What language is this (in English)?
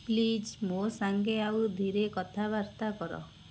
Odia